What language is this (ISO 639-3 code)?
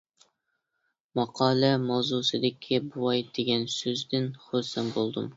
uig